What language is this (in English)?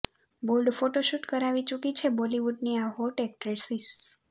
Gujarati